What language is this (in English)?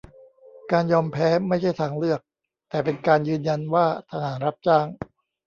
Thai